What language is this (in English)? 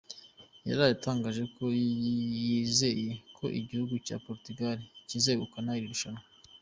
Kinyarwanda